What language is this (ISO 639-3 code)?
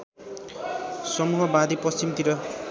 nep